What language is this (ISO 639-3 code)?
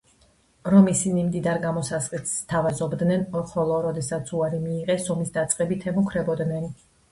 kat